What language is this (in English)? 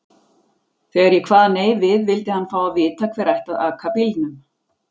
Icelandic